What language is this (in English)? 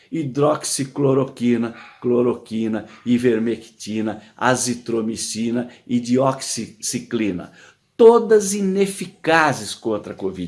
Portuguese